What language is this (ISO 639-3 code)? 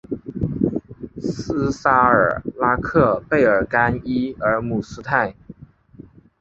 zho